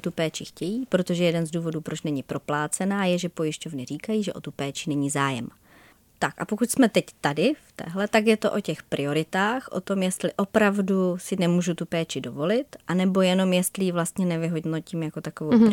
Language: Czech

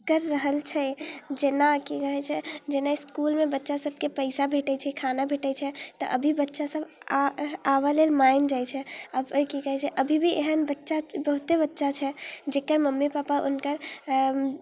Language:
Maithili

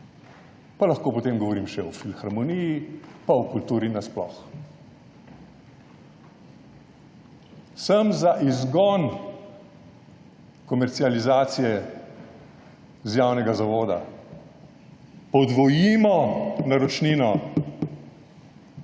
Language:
Slovenian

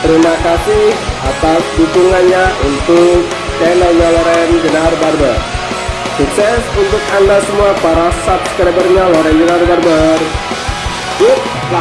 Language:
Indonesian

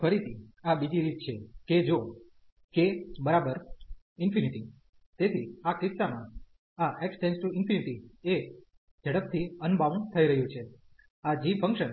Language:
Gujarati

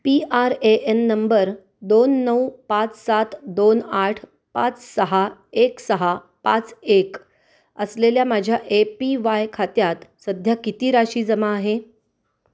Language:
Marathi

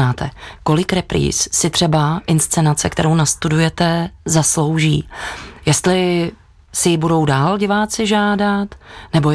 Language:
Czech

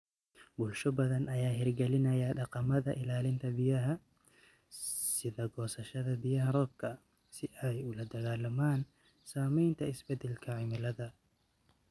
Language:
Somali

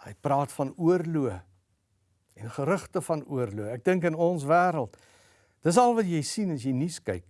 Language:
Dutch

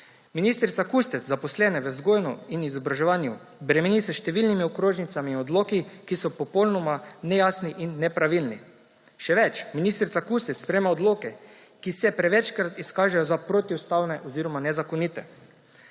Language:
Slovenian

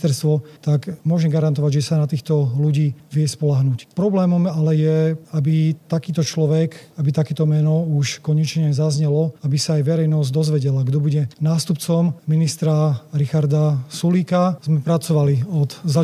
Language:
Slovak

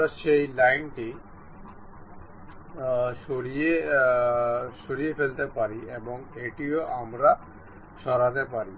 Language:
Bangla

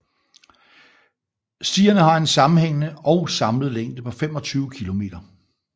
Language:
Danish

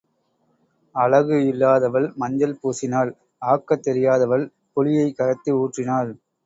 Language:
Tamil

